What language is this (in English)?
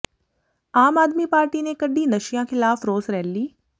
Punjabi